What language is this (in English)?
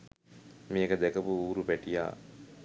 Sinhala